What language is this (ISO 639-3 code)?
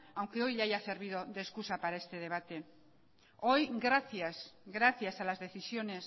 spa